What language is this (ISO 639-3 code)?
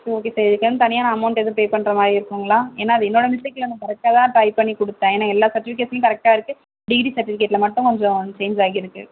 tam